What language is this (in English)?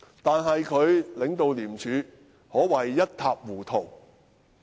Cantonese